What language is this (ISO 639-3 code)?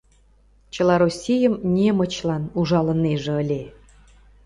chm